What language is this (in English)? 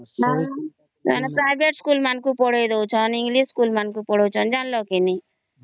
Odia